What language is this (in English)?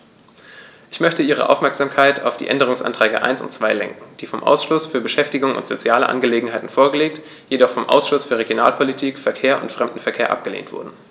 German